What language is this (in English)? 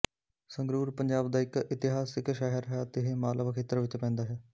Punjabi